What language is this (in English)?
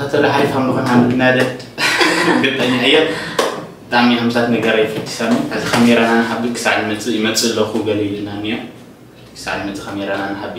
Arabic